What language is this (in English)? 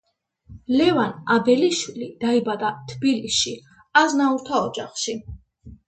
Georgian